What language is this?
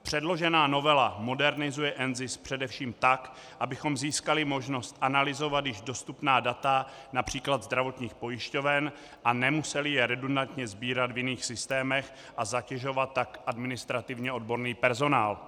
Czech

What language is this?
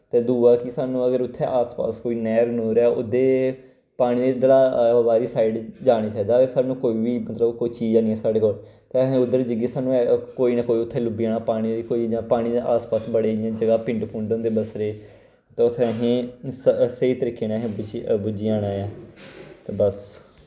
Dogri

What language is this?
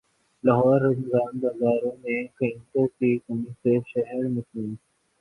Urdu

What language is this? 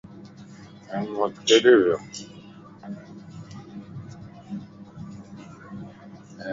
Lasi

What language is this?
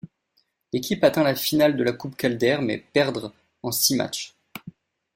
French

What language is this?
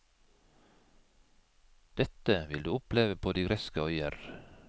Norwegian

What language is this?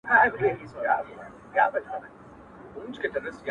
Pashto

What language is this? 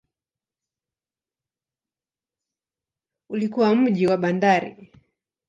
Swahili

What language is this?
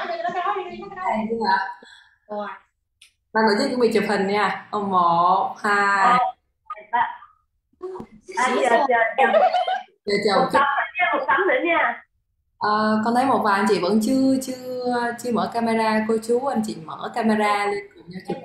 Vietnamese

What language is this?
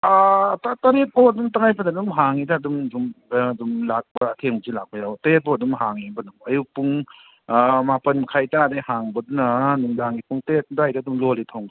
Manipuri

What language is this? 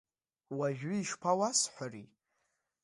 Abkhazian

